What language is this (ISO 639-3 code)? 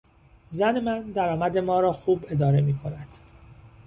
fas